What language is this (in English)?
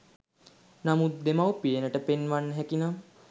Sinhala